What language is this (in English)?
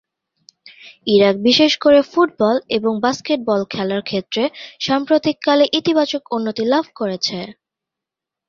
Bangla